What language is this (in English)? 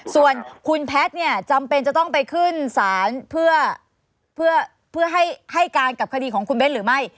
Thai